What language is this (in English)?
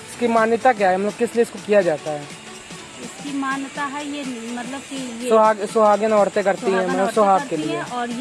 Hindi